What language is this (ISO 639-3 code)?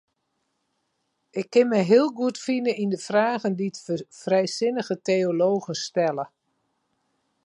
fry